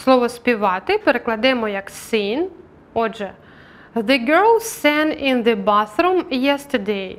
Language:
Ukrainian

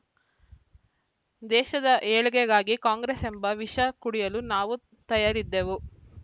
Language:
Kannada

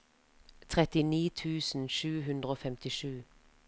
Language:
Norwegian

